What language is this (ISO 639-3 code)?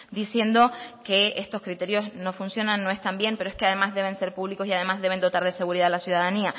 spa